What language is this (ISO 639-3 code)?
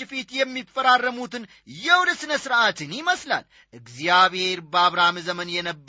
amh